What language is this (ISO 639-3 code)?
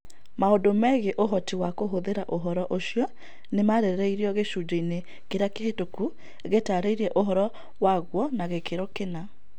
kik